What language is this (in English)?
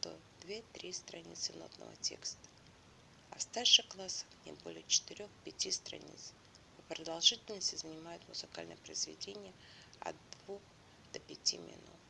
Russian